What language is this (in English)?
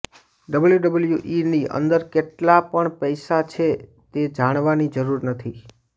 Gujarati